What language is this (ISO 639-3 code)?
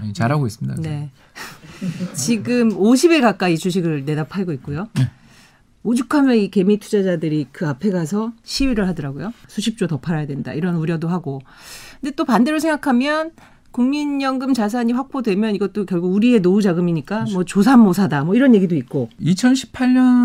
kor